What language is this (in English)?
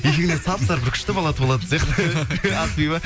Kazakh